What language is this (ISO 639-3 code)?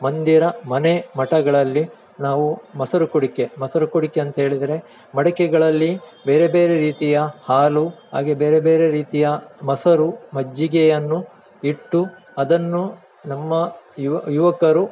kan